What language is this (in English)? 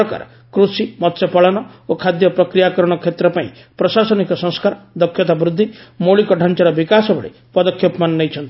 Odia